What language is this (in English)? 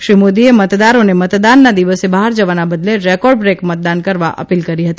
Gujarati